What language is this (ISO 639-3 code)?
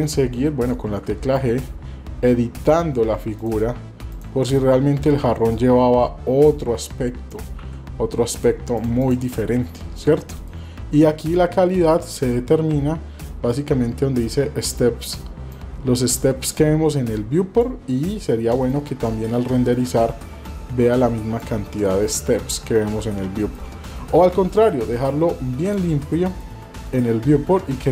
spa